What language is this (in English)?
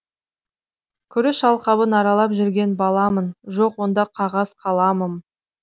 Kazakh